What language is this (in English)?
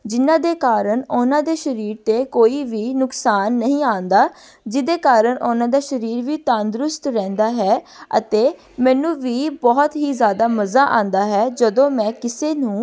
Punjabi